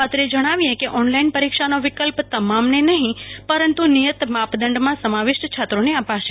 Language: Gujarati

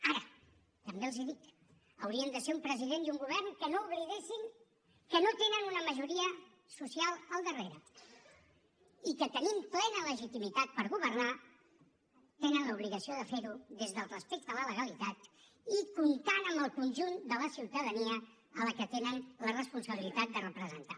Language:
Catalan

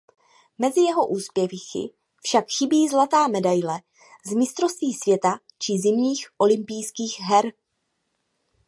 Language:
Czech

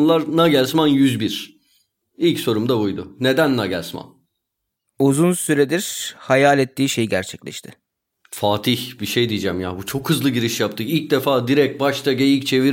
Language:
Turkish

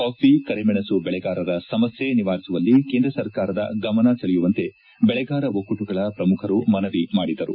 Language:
Kannada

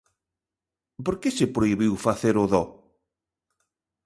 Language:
Galician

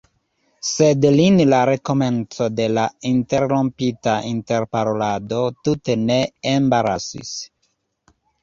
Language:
Esperanto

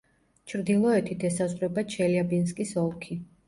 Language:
Georgian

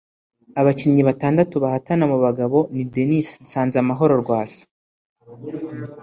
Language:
Kinyarwanda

